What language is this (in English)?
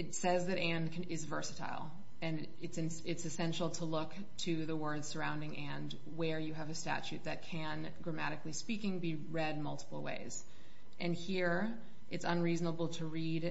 English